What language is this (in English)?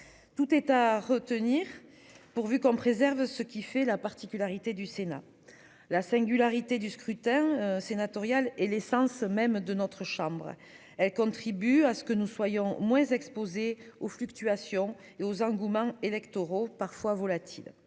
French